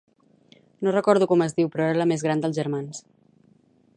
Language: Catalan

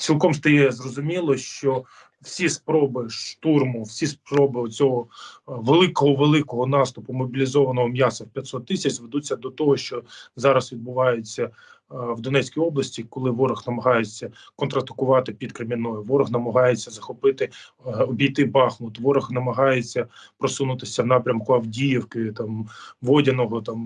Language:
Ukrainian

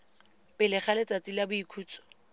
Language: Tswana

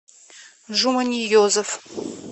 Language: Russian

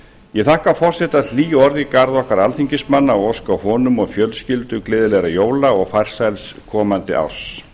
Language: Icelandic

